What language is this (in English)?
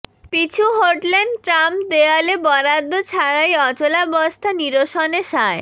Bangla